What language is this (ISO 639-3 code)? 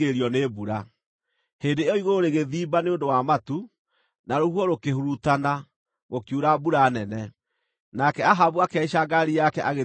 kik